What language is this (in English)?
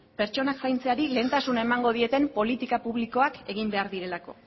Basque